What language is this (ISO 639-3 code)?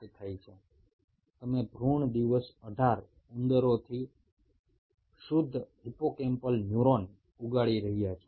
ben